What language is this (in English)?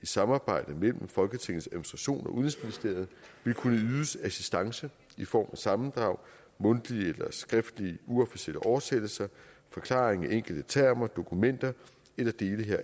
Danish